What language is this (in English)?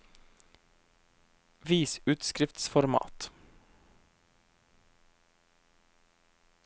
Norwegian